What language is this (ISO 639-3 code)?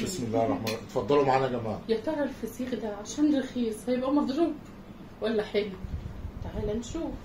ara